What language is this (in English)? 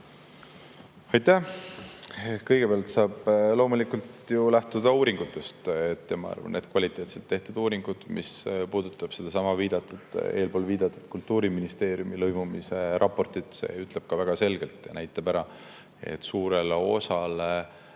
Estonian